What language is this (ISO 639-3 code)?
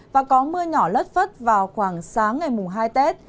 vie